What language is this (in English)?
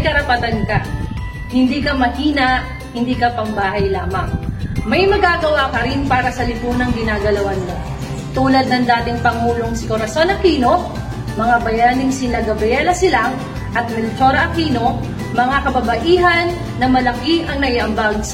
Filipino